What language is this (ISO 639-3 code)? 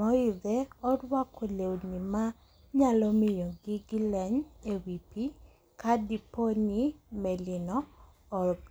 luo